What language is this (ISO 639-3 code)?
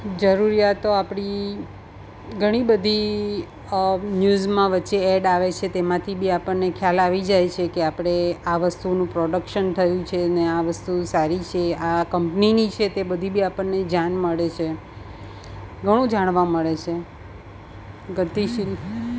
guj